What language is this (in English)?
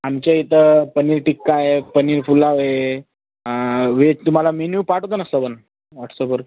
Marathi